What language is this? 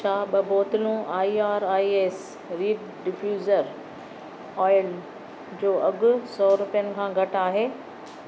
Sindhi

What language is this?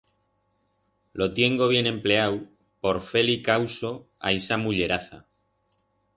Aragonese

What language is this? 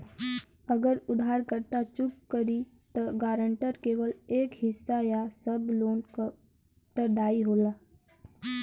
Bhojpuri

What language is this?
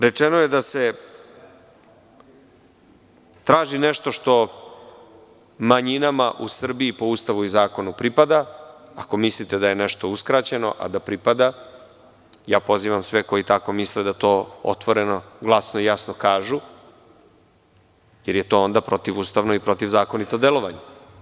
Serbian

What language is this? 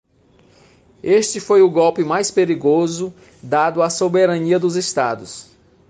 Portuguese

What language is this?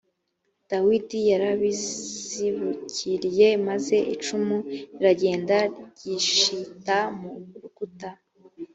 Kinyarwanda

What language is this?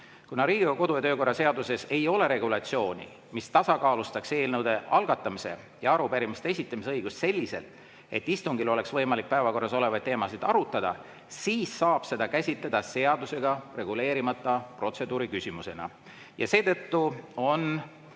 Estonian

